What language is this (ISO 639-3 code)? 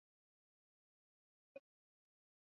swa